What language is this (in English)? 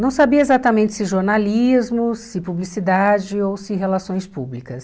Portuguese